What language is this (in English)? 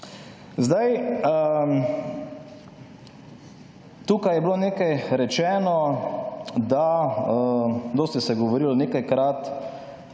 Slovenian